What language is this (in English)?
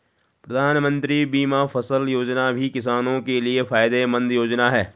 Hindi